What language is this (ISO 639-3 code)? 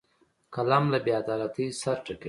pus